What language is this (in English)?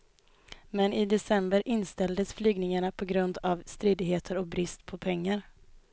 Swedish